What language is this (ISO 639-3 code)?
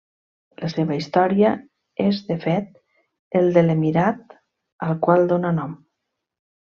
cat